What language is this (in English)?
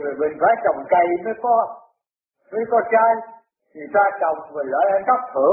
Vietnamese